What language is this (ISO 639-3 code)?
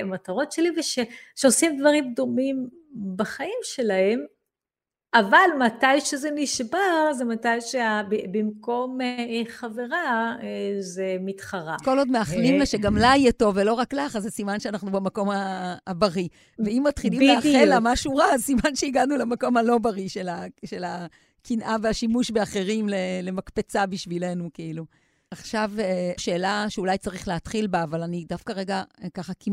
heb